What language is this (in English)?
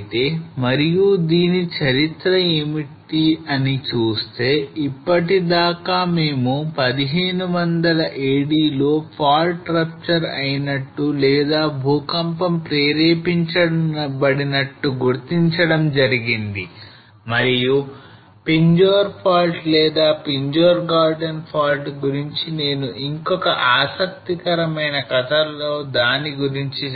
Telugu